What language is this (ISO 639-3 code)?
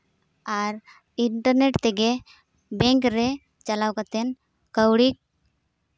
sat